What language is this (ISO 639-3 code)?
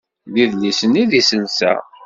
kab